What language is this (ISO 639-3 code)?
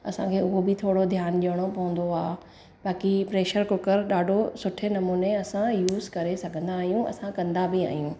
snd